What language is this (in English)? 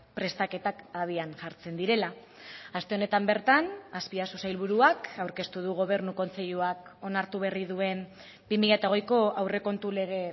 Basque